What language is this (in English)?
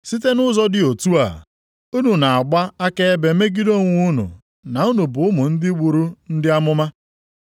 Igbo